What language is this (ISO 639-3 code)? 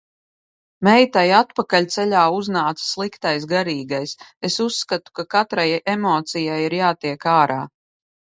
lav